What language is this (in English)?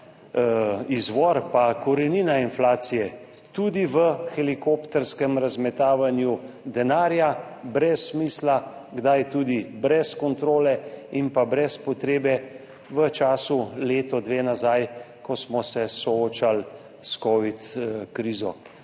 Slovenian